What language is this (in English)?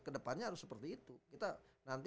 Indonesian